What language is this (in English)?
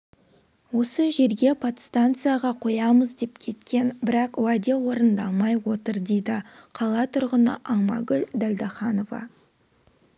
Kazakh